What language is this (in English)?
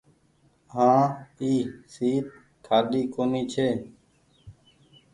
Goaria